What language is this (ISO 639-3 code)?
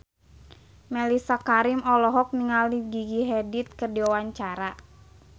sun